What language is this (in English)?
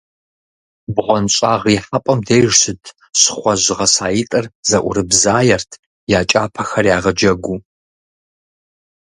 Kabardian